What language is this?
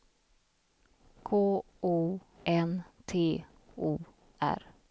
Swedish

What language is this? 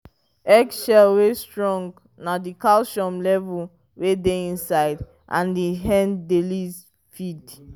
Nigerian Pidgin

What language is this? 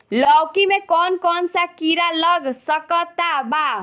Bhojpuri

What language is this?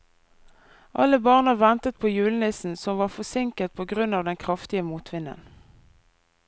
Norwegian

